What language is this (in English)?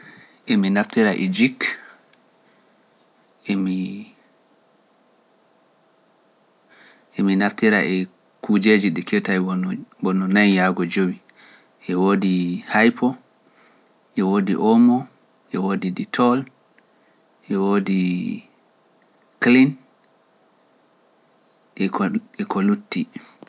Pular